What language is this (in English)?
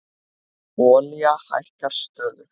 Icelandic